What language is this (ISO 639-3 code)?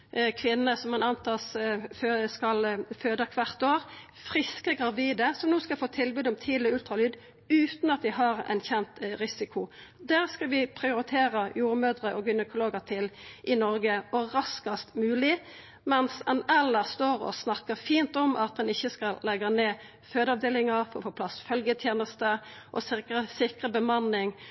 nno